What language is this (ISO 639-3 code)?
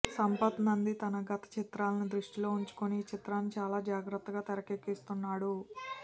tel